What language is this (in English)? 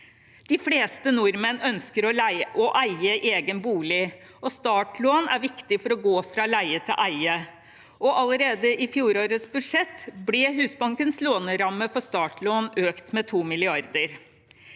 Norwegian